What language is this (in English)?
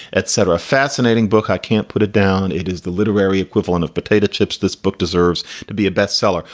English